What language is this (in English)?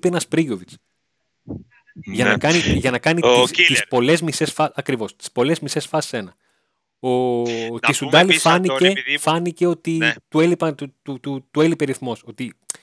Greek